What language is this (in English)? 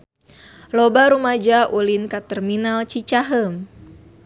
Sundanese